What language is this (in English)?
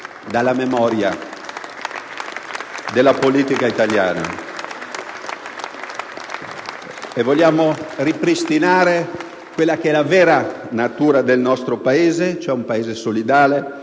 Italian